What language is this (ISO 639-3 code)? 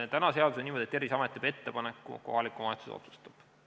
est